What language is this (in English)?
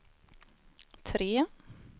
Swedish